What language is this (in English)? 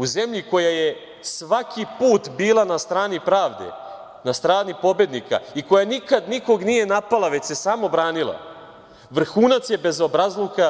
Serbian